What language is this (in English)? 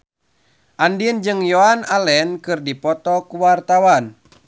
Sundanese